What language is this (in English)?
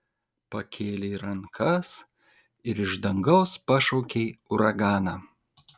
Lithuanian